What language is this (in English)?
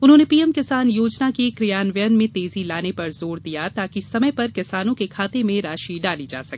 Hindi